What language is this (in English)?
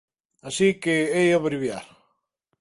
Galician